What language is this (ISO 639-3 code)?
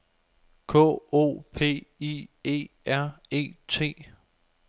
dan